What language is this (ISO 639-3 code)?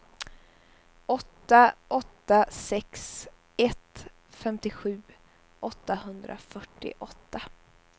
swe